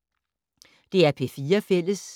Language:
Danish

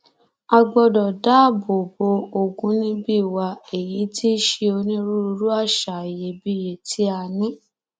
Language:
Yoruba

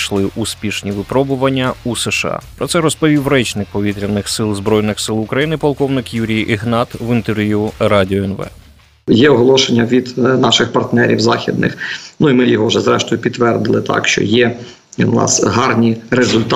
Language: Ukrainian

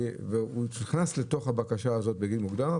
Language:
Hebrew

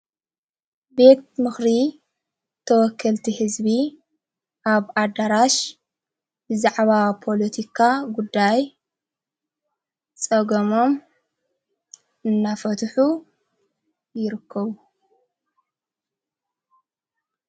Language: Tigrinya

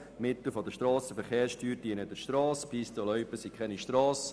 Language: Swiss German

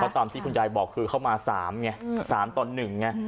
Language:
Thai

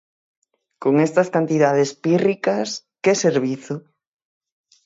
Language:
Galician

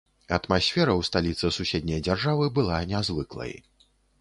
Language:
Belarusian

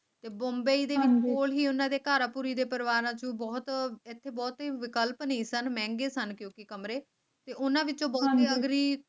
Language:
Punjabi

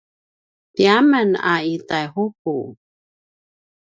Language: Paiwan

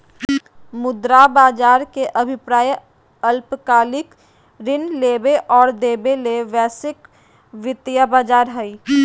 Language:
Magahi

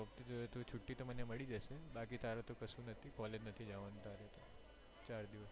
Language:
Gujarati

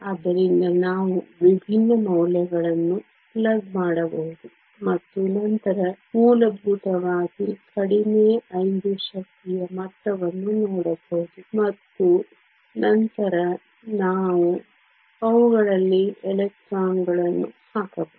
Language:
Kannada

